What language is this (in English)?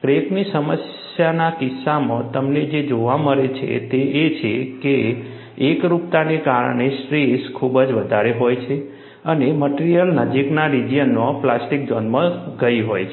Gujarati